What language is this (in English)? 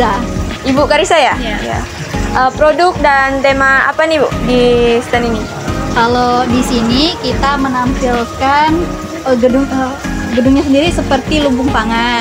Indonesian